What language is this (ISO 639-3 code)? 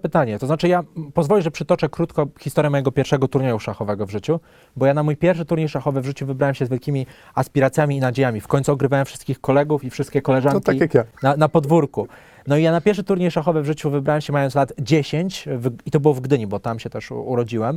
pol